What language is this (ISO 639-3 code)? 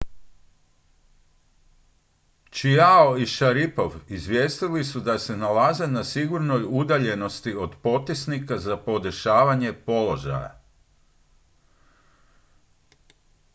hrv